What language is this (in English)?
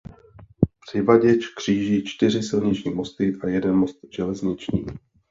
Czech